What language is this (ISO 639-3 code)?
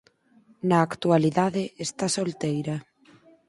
glg